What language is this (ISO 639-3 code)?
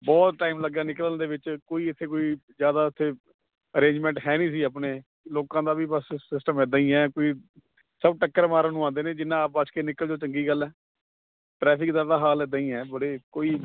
pan